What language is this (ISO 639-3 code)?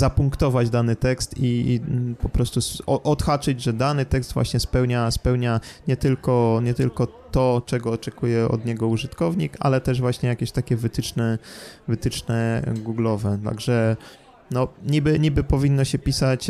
pol